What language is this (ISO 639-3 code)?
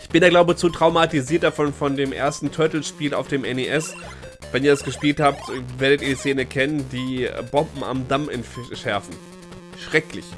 deu